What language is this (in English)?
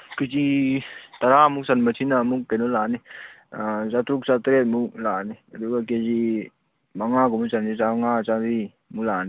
Manipuri